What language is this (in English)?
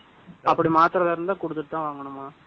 Tamil